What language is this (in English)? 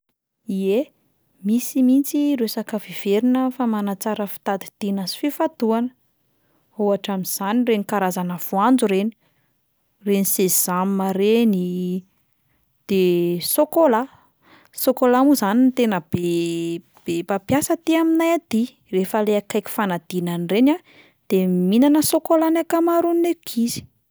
Malagasy